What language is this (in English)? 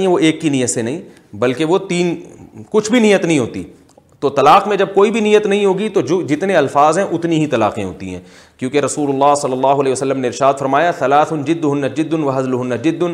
Urdu